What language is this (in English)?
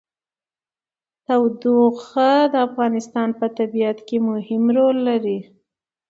Pashto